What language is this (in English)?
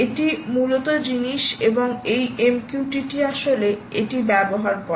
Bangla